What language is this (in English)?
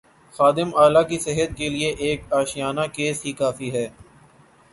Urdu